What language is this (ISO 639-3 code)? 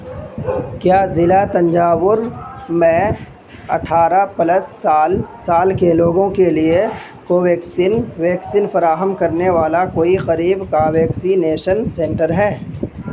urd